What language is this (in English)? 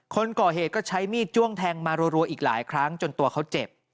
Thai